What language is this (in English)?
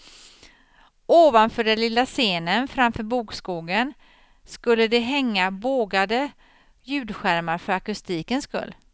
Swedish